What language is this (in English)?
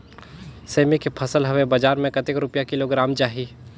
Chhattisgarhi